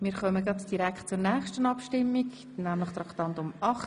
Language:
Swiss German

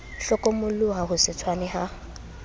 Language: Southern Sotho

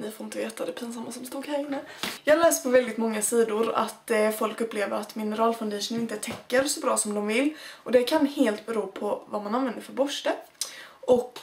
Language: Swedish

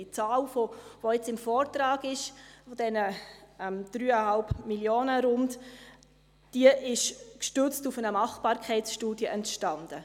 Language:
Swiss German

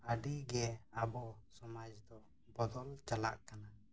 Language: Santali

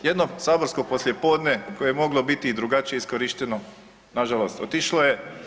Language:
Croatian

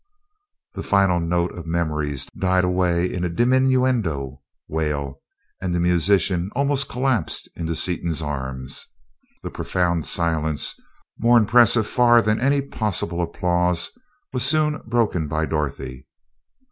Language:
English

